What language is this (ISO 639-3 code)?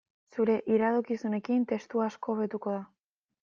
eus